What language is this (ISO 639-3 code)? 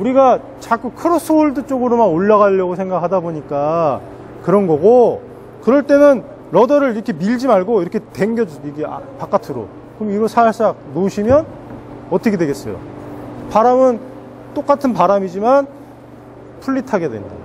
kor